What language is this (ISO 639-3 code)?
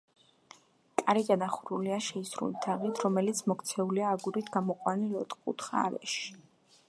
kat